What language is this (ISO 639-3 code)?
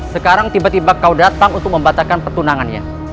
ind